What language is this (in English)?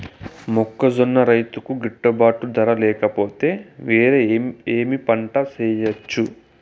Telugu